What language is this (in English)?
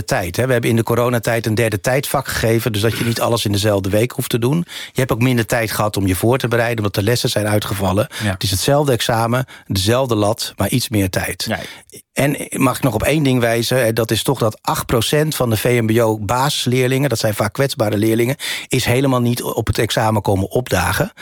Dutch